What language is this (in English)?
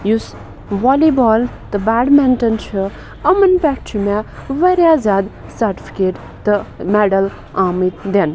Kashmiri